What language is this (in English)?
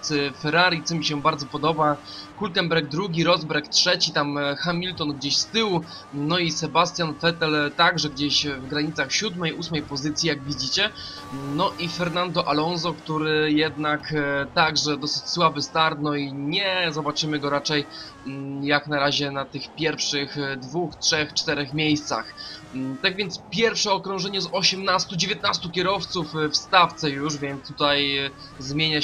Polish